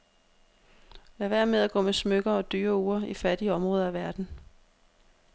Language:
Danish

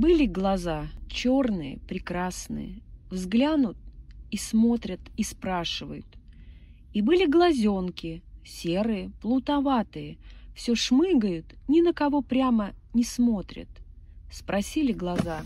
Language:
Russian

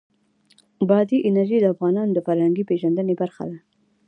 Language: Pashto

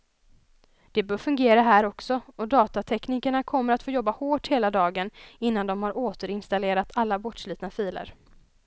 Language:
Swedish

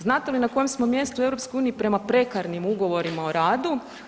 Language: Croatian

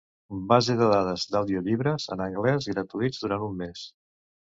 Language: Catalan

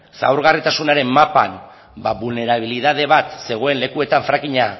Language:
Basque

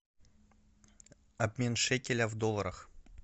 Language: Russian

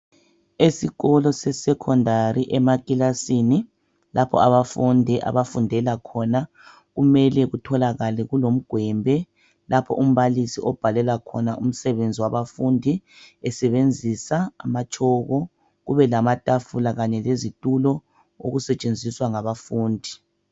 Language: North Ndebele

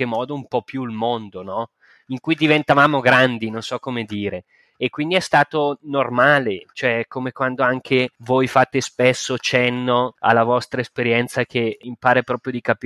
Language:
Italian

